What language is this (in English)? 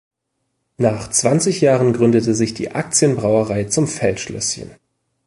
German